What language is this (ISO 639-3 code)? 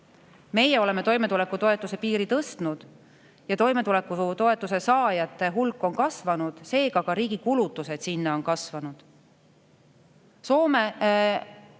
est